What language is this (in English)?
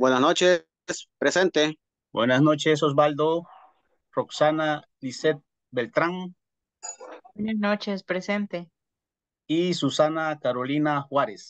Spanish